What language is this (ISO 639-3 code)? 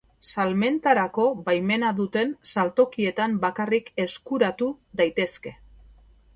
eus